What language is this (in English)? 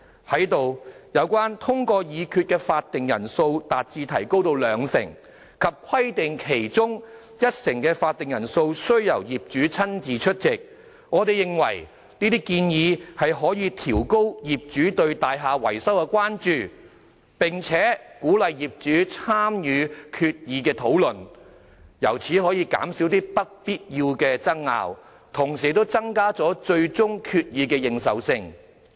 Cantonese